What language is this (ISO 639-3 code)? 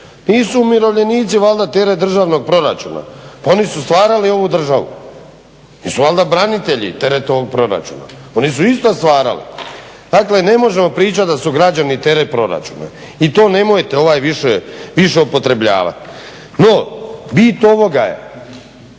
hrv